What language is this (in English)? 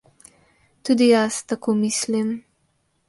Slovenian